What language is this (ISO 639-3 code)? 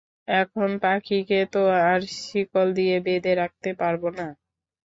ben